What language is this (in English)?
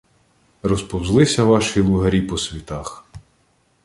Ukrainian